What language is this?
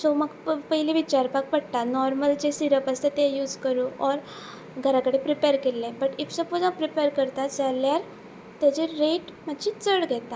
Konkani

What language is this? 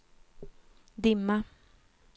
Swedish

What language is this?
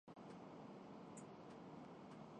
Urdu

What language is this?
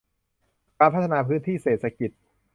Thai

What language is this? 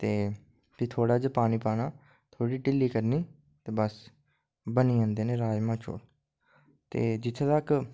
Dogri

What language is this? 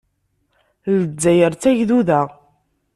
Kabyle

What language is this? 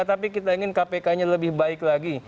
Indonesian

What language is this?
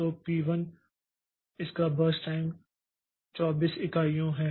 Hindi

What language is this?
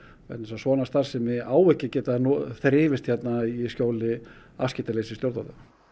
Icelandic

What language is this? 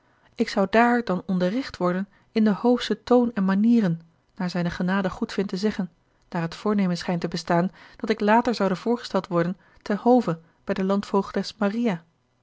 Dutch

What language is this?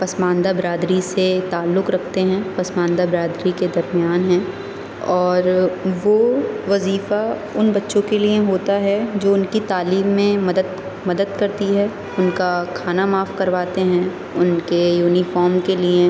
Urdu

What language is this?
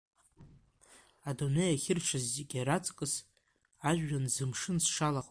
Abkhazian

